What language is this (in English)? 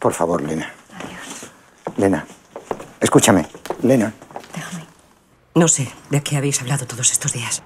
Spanish